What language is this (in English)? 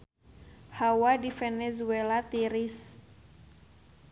Sundanese